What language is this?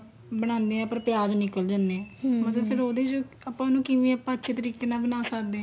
Punjabi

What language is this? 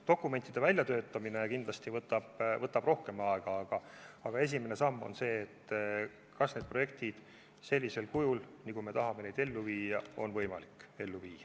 Estonian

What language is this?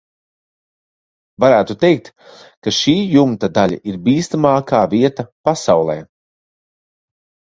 Latvian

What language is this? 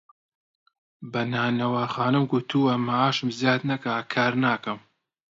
Central Kurdish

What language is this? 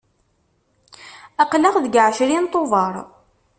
Kabyle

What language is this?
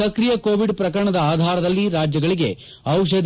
Kannada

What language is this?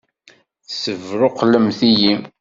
Kabyle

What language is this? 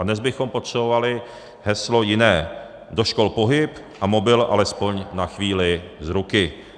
Czech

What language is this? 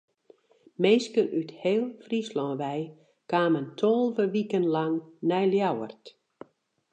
Western Frisian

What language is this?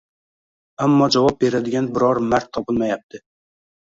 Uzbek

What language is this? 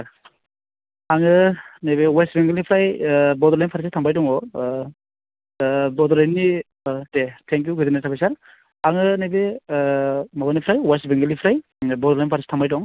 Bodo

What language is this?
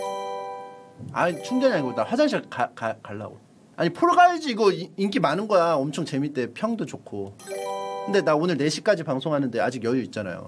Korean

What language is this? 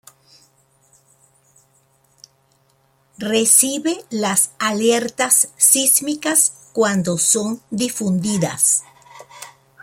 Spanish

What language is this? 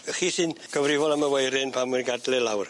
Welsh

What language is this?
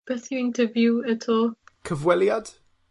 Welsh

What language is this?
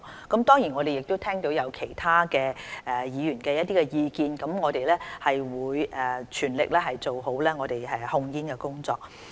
Cantonese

